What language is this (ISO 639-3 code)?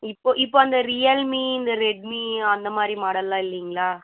tam